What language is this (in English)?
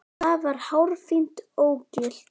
Icelandic